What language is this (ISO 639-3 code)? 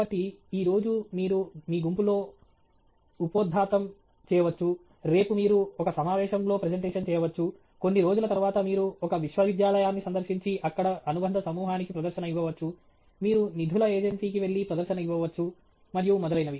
tel